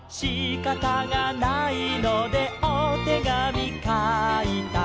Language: Japanese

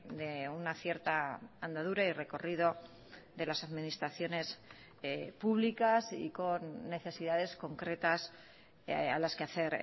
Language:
Spanish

